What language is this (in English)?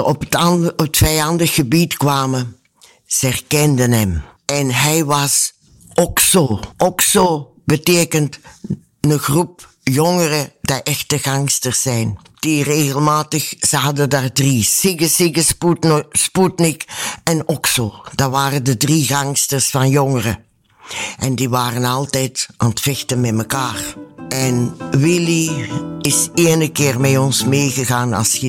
Dutch